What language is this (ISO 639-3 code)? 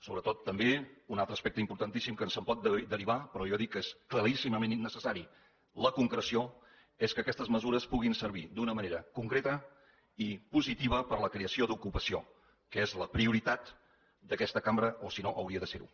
cat